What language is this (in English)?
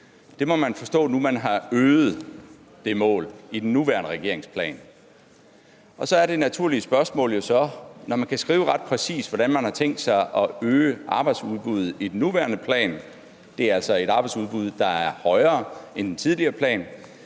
Danish